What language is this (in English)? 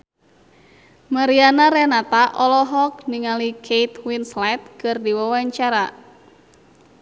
Sundanese